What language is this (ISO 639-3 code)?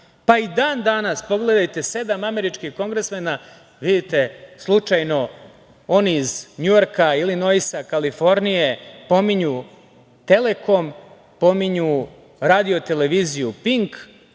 srp